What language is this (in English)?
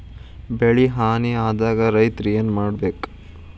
Kannada